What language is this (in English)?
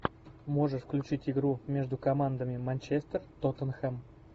Russian